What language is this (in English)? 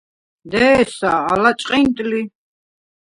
Svan